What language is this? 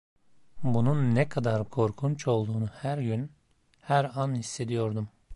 Turkish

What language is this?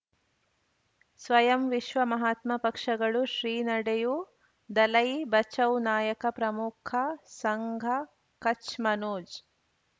Kannada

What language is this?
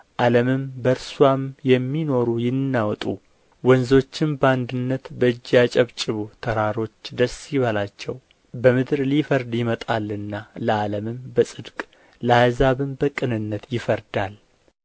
Amharic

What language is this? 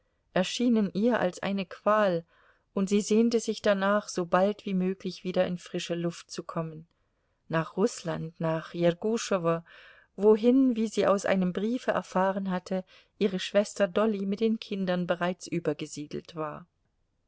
German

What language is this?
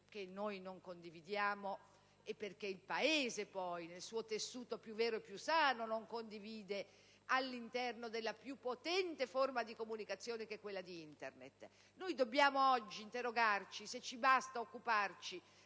Italian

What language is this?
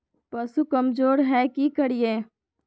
Magahi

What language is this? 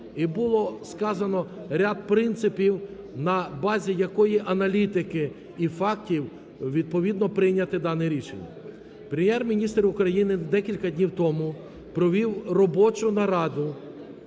Ukrainian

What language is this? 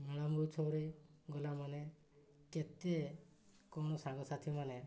Odia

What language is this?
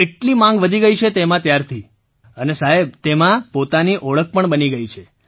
Gujarati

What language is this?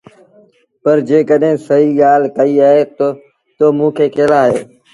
Sindhi Bhil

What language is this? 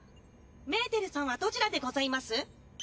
Japanese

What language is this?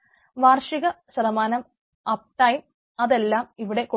Malayalam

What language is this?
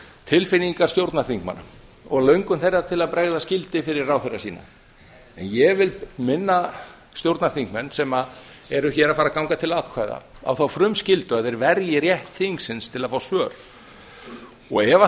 Icelandic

